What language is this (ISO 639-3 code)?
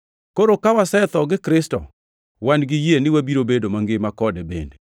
luo